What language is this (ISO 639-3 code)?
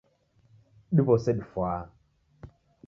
dav